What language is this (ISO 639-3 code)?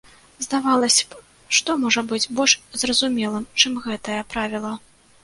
bel